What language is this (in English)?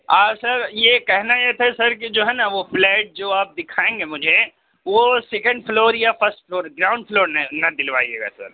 Urdu